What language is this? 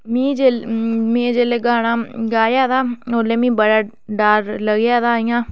Dogri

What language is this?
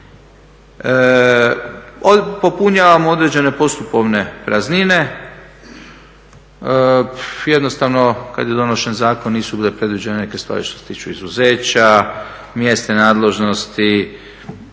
Croatian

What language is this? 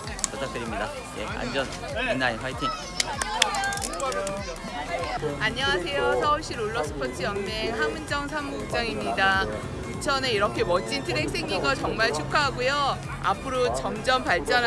Korean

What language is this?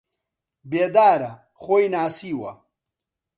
Central Kurdish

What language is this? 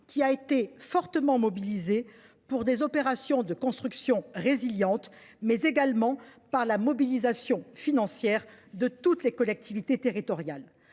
French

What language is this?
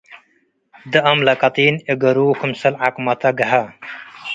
Tigre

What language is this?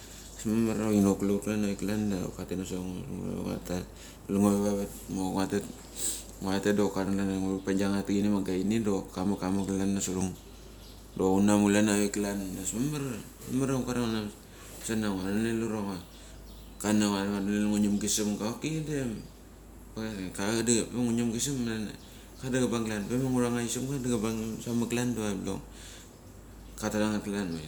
Mali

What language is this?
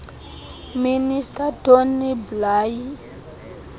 Xhosa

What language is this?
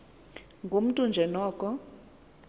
Xhosa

